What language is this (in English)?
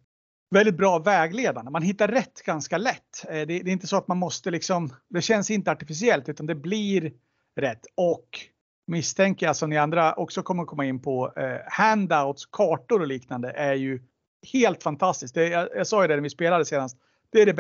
Swedish